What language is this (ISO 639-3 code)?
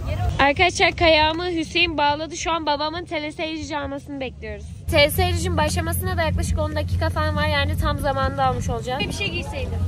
tur